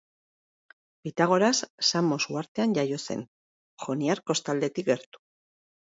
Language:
Basque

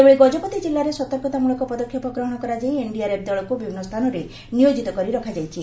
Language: Odia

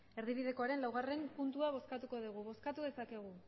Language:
Basque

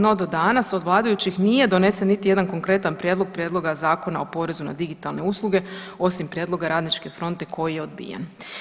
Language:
Croatian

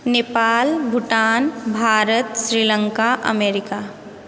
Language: Maithili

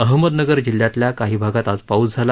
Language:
Marathi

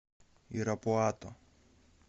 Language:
Russian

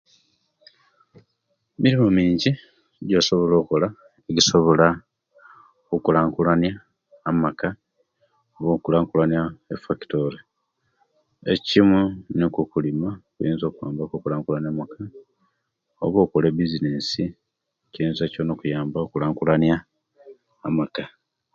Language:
Kenyi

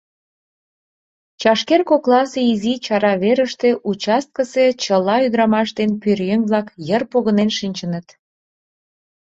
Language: Mari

